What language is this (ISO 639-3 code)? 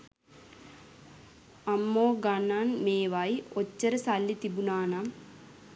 sin